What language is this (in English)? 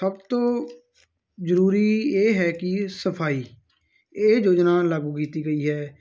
Punjabi